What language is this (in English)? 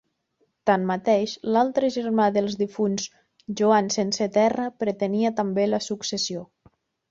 Catalan